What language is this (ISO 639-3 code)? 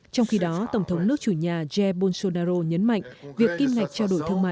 vie